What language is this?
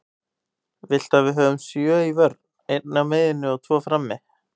Icelandic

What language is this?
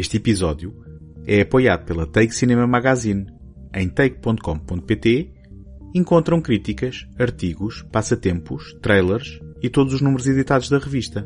Portuguese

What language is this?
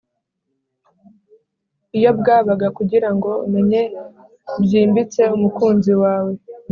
Kinyarwanda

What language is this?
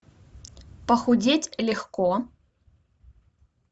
Russian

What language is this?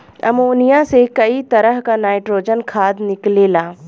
Bhojpuri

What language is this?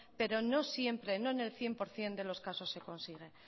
Spanish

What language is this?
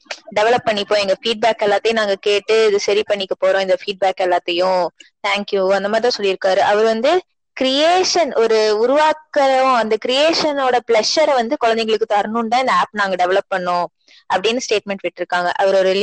Tamil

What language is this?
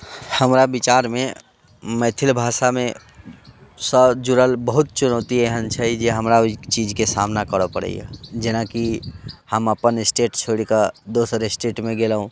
Maithili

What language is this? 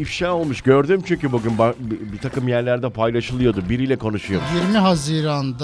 Turkish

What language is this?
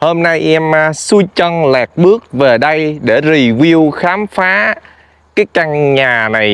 Vietnamese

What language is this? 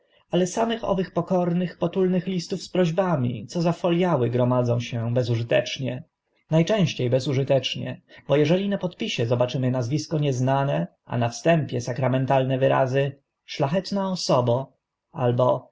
Polish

